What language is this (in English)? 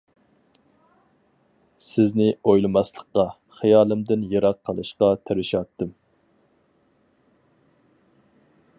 Uyghur